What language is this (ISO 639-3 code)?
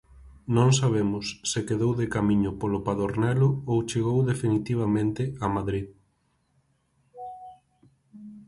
glg